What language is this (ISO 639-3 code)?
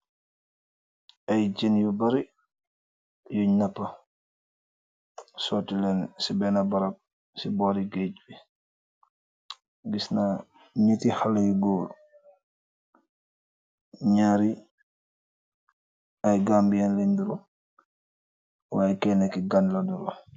wol